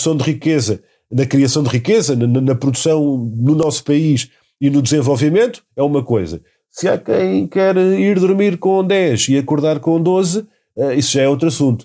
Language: Portuguese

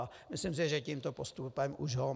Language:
Czech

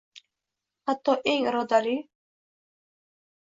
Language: Uzbek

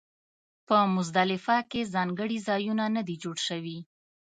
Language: Pashto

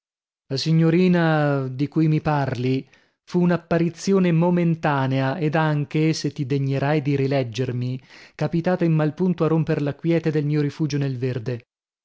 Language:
Italian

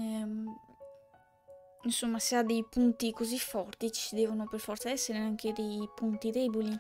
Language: Italian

